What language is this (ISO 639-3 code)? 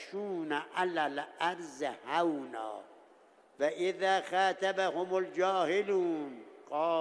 fas